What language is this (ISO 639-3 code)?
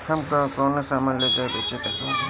bho